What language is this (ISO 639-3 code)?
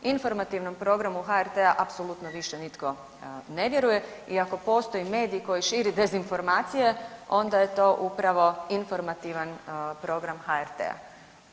hrv